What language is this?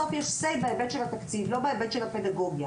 Hebrew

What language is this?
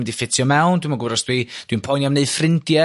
Welsh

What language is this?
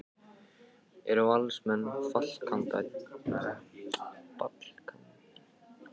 Icelandic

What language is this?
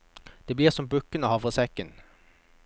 Norwegian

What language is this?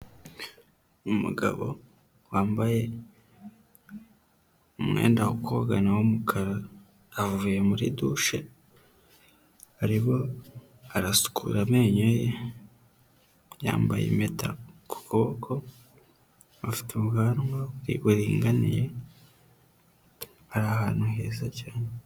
Kinyarwanda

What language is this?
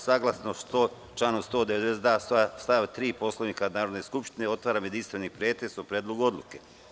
Serbian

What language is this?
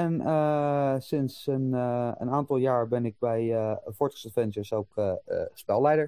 Dutch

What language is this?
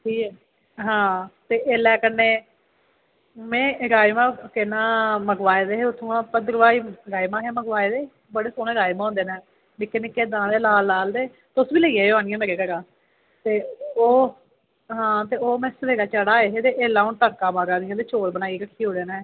Dogri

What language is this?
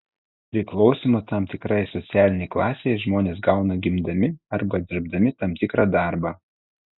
Lithuanian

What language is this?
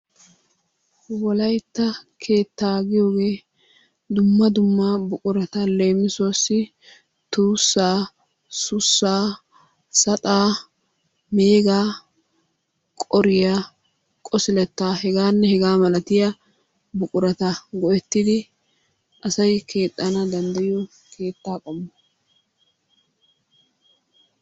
Wolaytta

